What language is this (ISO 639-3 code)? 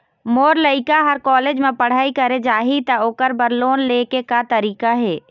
hne